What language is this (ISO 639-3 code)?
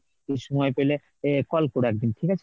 ben